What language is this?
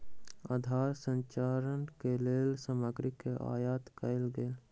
Maithili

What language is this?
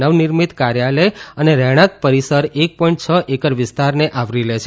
Gujarati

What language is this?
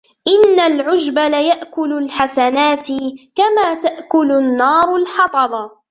Arabic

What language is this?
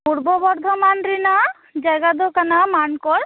Santali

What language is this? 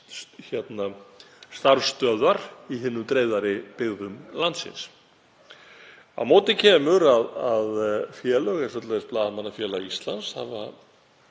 Icelandic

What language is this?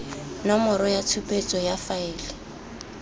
Tswana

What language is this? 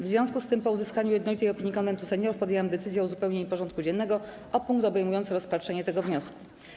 Polish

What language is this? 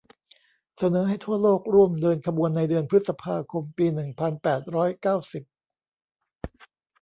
Thai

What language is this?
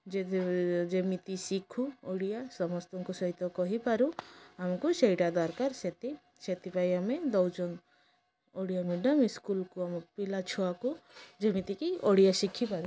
Odia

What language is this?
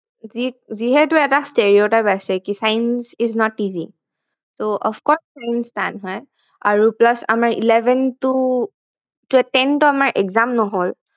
Assamese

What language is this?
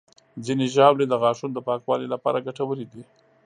Pashto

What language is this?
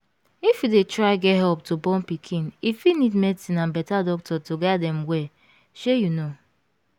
Nigerian Pidgin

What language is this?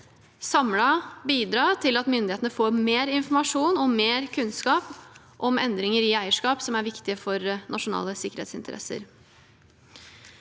Norwegian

